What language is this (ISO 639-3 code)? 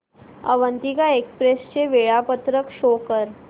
mar